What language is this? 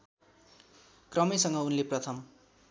Nepali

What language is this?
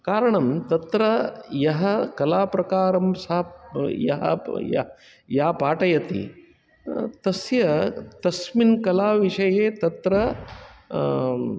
Sanskrit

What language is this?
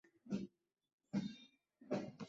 Bangla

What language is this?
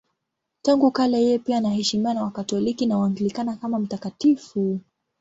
Swahili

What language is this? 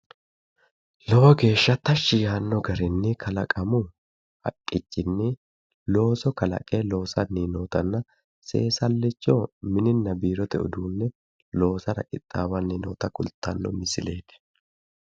Sidamo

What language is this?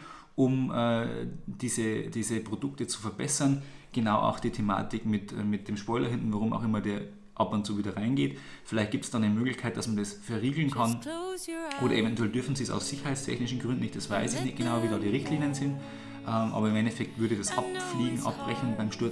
German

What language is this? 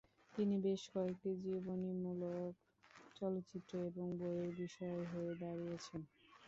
Bangla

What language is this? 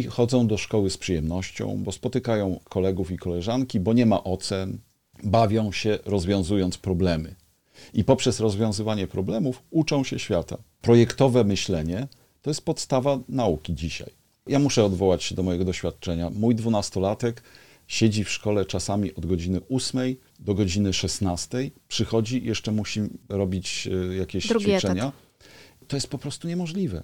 Polish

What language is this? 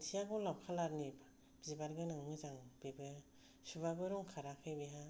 Bodo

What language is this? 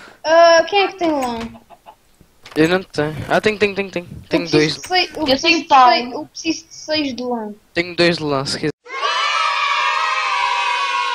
Portuguese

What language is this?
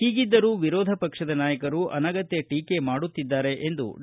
Kannada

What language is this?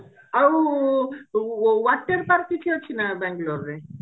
Odia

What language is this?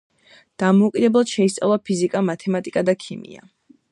Georgian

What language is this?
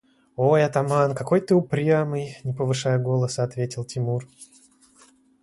Russian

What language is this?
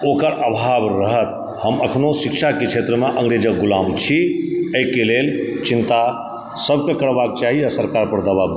Maithili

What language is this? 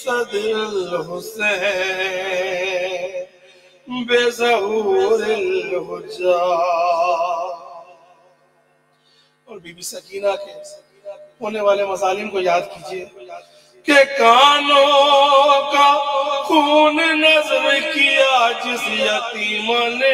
Romanian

